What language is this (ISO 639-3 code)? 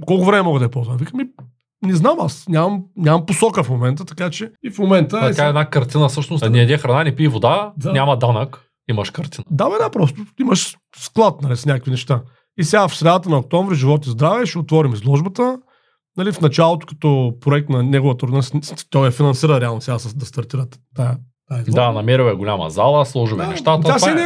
bul